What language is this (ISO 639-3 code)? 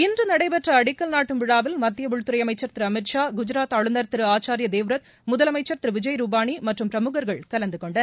tam